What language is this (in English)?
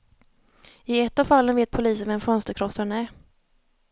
Swedish